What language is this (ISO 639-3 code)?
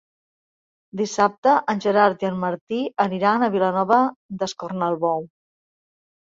cat